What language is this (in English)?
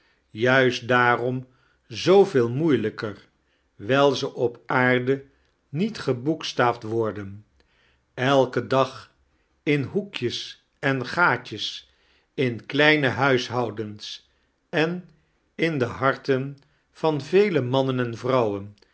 Dutch